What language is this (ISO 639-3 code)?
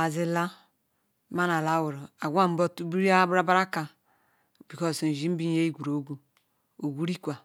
ikw